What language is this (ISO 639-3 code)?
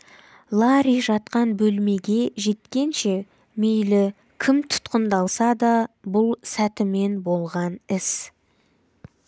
kaz